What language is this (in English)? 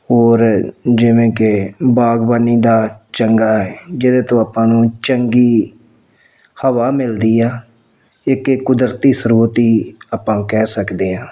Punjabi